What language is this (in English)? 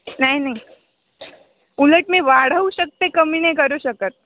Marathi